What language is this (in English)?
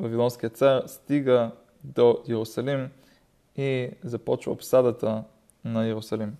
Bulgarian